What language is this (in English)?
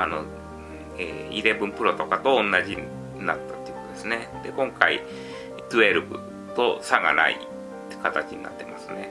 Japanese